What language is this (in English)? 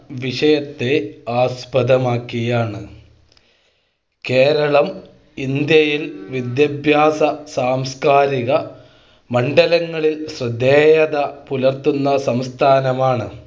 Malayalam